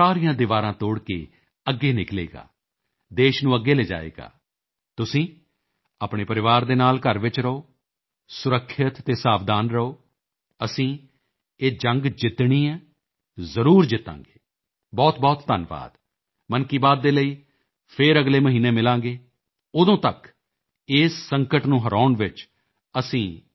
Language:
Punjabi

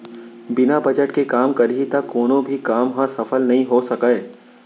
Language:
Chhattisgarhi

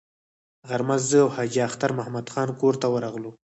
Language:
Pashto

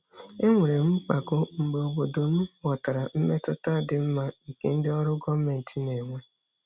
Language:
Igbo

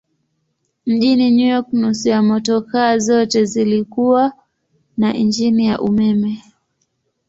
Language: Swahili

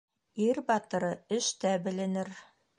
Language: Bashkir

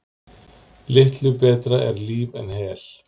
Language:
Icelandic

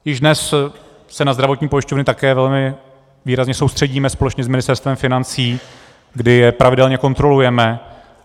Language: Czech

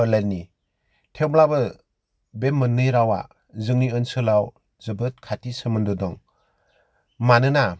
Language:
Bodo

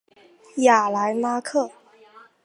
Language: Chinese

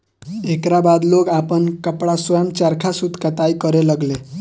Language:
Bhojpuri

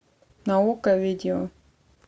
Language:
Russian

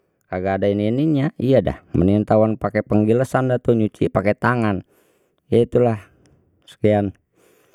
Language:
Betawi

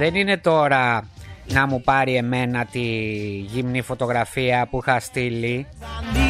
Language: Greek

